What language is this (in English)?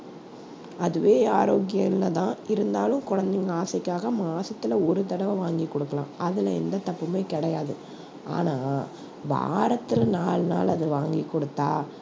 Tamil